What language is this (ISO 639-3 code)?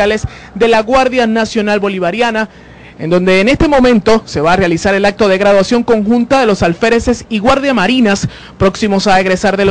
spa